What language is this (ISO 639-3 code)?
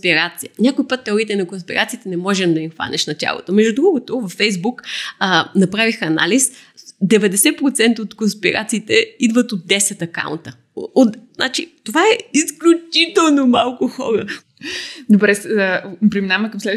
bul